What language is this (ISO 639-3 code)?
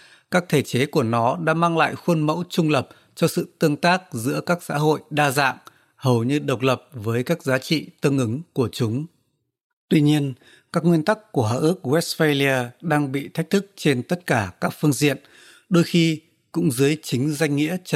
vie